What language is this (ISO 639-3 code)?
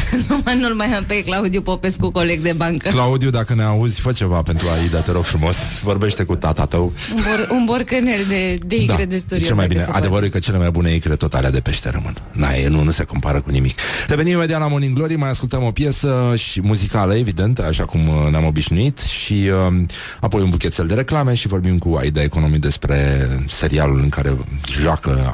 ron